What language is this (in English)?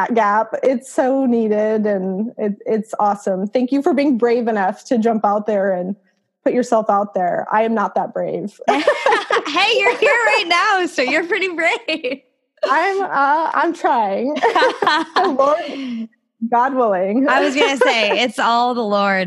English